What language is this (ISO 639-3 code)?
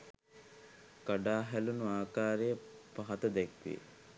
sin